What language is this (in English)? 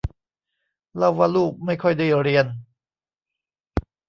Thai